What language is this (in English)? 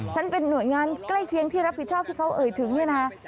Thai